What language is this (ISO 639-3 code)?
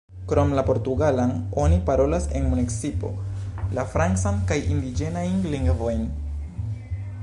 epo